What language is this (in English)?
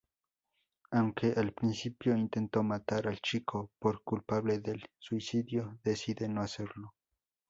Spanish